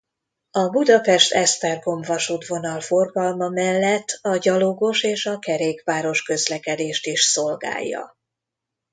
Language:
Hungarian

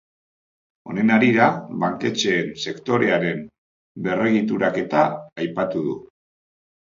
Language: Basque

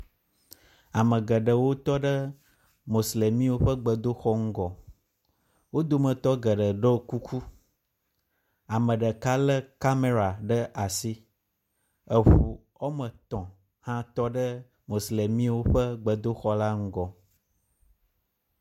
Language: Ewe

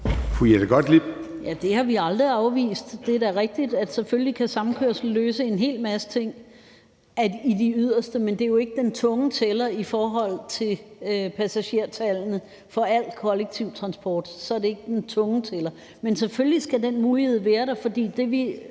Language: Danish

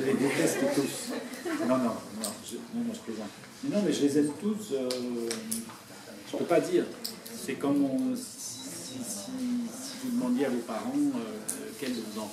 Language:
French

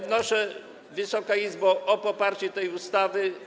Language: Polish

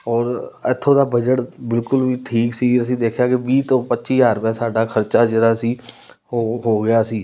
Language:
Punjabi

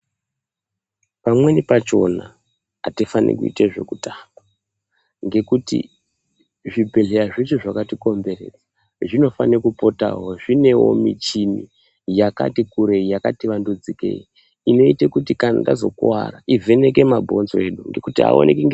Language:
Ndau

